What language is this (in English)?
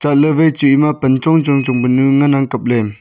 Wancho Naga